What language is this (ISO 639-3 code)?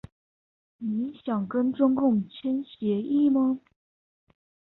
zho